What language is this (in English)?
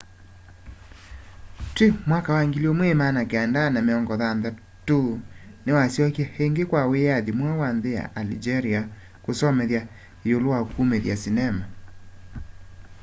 Kamba